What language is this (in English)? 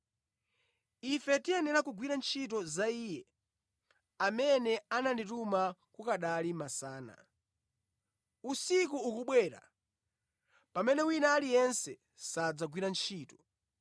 Nyanja